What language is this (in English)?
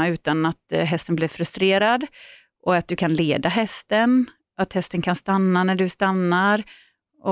Swedish